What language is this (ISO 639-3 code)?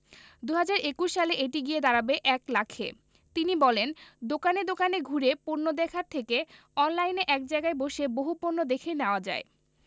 ben